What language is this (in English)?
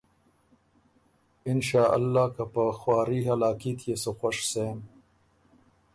Ormuri